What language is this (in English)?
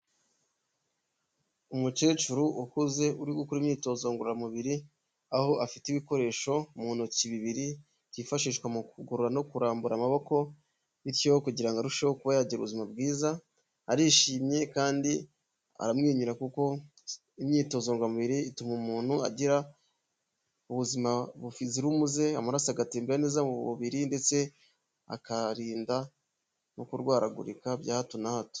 Kinyarwanda